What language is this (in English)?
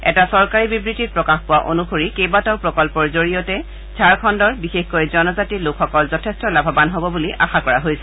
Assamese